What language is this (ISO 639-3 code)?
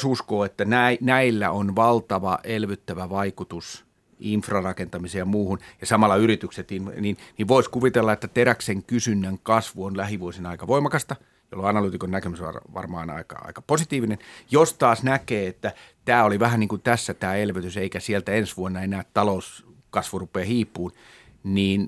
fin